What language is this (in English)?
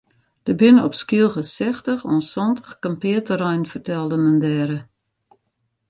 Western Frisian